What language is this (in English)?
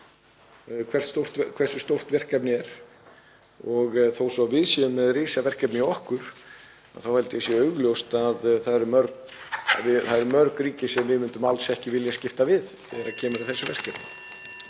Icelandic